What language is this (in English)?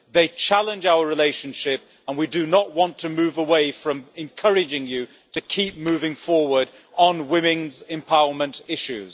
English